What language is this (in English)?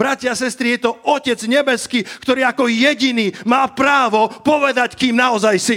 Slovak